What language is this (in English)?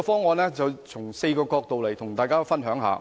Cantonese